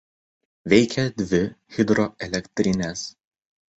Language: Lithuanian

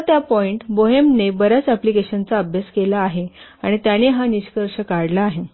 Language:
Marathi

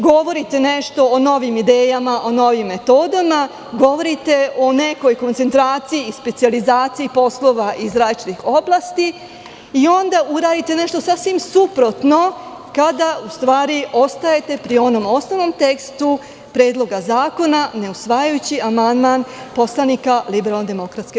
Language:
Serbian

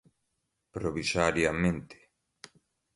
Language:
Portuguese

